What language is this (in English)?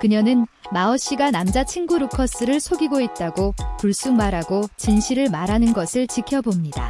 Korean